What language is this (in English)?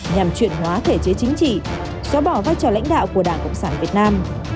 Vietnamese